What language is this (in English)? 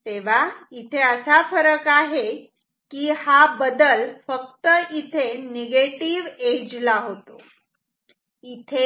Marathi